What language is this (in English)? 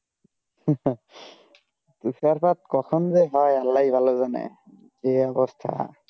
Bangla